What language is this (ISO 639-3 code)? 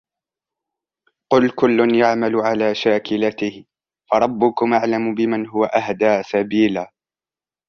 ara